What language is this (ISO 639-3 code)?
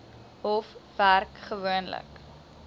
afr